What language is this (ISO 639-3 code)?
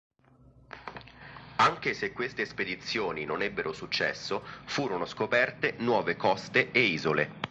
ita